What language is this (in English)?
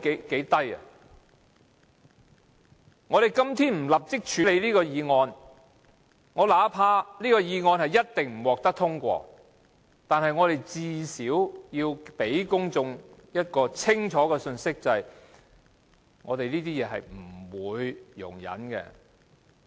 Cantonese